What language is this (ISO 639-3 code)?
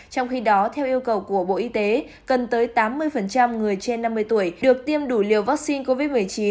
vie